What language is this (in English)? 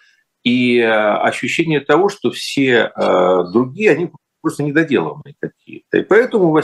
Russian